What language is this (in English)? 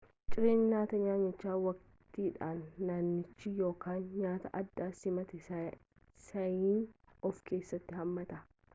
Oromo